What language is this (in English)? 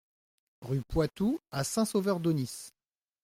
French